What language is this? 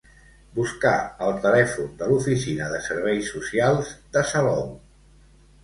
Catalan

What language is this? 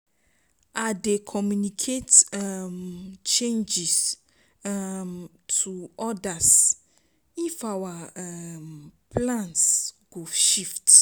Nigerian Pidgin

